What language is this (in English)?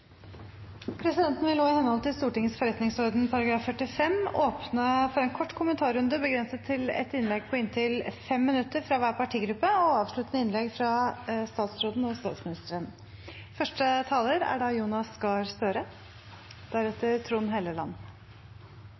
Norwegian Bokmål